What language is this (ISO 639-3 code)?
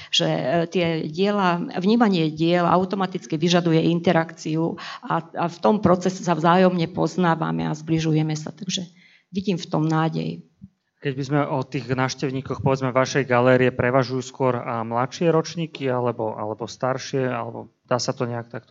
slk